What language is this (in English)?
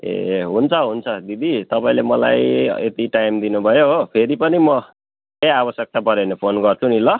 Nepali